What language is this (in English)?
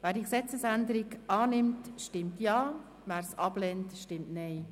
Swiss German